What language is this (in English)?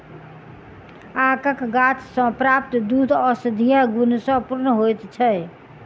Maithili